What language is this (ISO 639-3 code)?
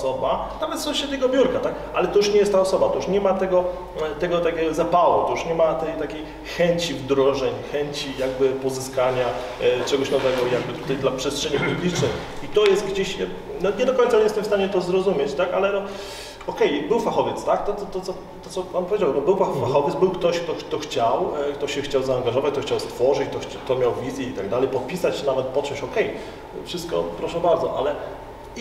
pol